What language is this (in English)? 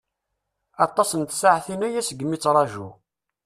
Kabyle